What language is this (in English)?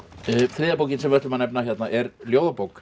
Icelandic